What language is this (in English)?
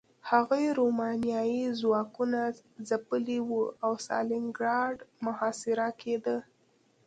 Pashto